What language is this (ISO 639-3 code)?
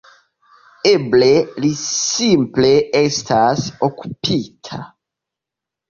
epo